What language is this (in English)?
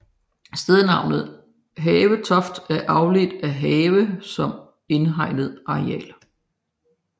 Danish